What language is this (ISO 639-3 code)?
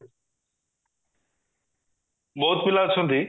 ori